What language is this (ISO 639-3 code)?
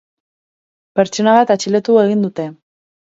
eus